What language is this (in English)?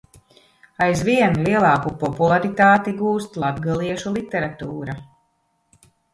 Latvian